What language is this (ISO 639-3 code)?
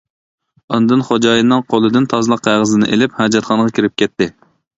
uig